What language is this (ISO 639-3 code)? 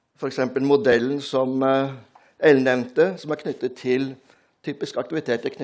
nor